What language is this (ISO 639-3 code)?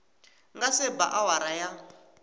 tso